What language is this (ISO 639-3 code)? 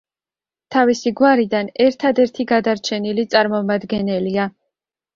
kat